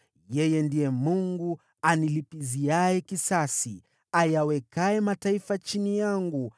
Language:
Swahili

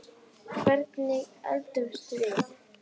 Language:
Icelandic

